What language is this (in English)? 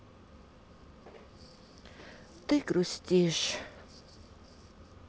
Russian